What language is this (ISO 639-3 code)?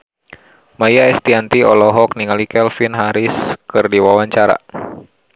sun